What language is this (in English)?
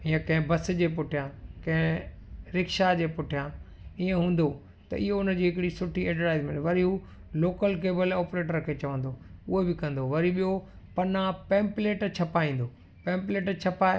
Sindhi